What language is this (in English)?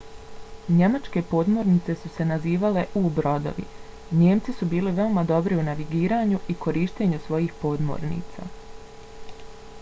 Bosnian